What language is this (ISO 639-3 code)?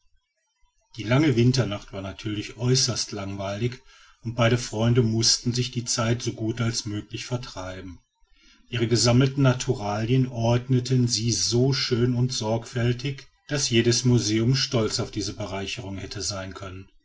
deu